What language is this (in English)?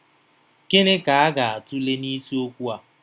Igbo